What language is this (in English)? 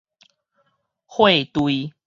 Min Nan Chinese